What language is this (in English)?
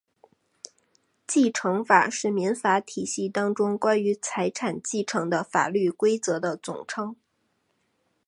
Chinese